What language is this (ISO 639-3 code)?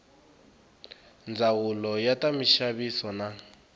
tso